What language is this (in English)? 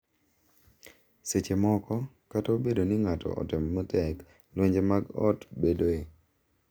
Luo (Kenya and Tanzania)